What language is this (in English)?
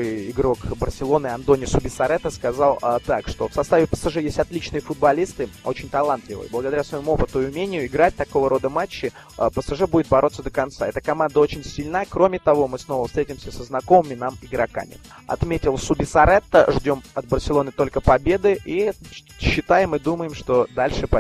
Russian